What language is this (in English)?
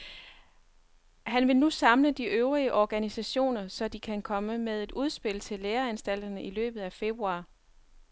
Danish